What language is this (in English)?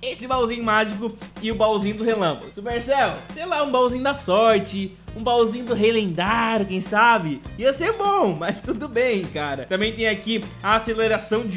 Portuguese